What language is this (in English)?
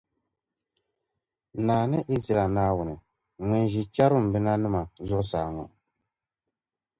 Dagbani